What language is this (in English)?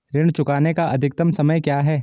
Hindi